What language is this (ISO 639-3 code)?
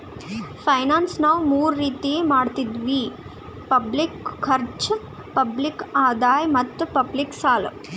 kan